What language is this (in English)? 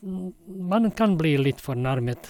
Norwegian